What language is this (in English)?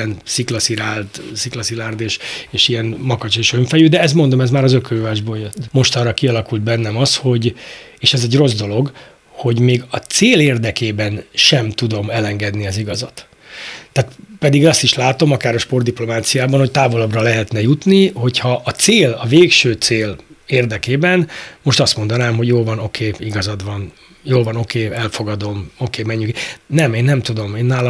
Hungarian